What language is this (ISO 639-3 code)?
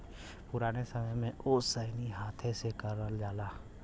bho